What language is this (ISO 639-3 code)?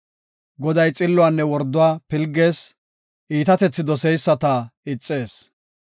gof